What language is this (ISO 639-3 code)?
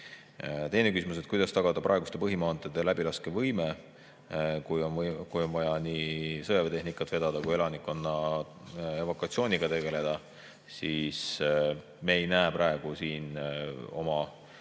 est